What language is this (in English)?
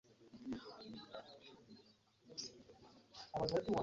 Ganda